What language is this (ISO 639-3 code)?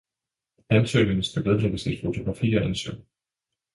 dan